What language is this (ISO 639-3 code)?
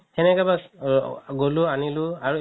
asm